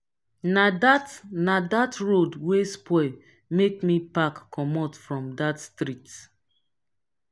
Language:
Nigerian Pidgin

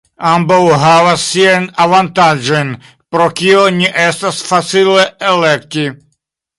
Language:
Esperanto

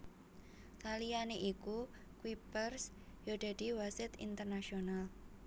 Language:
Javanese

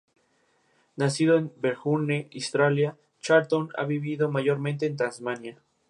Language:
Spanish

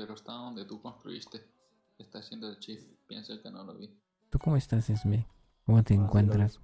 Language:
Spanish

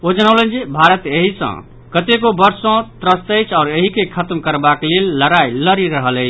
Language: Maithili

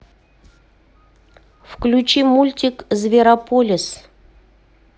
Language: Russian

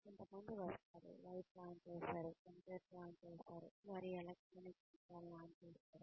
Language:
Telugu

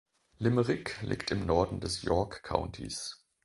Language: German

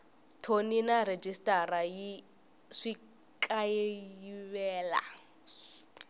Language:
Tsonga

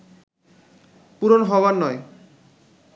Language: Bangla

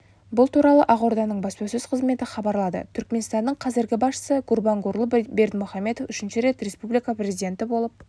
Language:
Kazakh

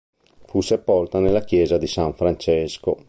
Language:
Italian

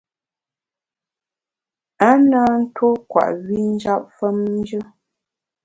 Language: Bamun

